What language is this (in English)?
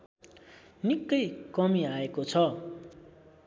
Nepali